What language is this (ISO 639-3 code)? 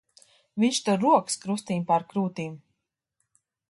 lav